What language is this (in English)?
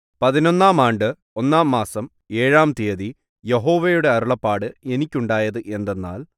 Malayalam